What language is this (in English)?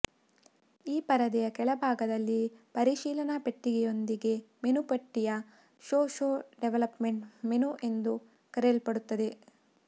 Kannada